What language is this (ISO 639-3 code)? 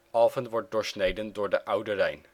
nld